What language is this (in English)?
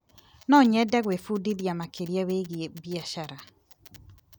Kikuyu